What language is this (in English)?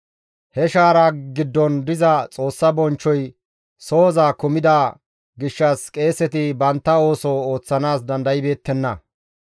Gamo